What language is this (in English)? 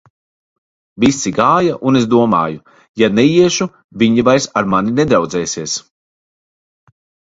Latvian